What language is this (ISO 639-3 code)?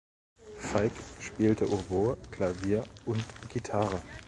deu